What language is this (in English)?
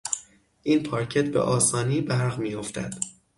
Persian